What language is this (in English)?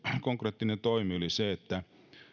Finnish